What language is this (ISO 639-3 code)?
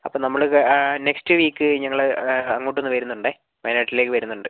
mal